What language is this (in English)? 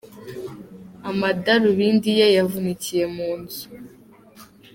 Kinyarwanda